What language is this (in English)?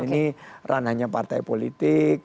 Indonesian